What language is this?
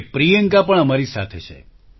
Gujarati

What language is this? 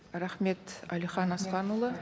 Kazakh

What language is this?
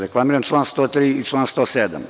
Serbian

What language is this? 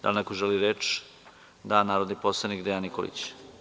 Serbian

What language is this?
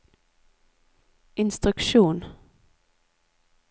Norwegian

